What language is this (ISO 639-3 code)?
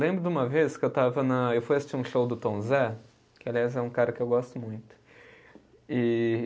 por